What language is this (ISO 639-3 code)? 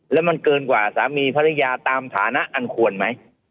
tha